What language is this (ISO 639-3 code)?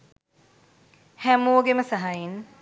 sin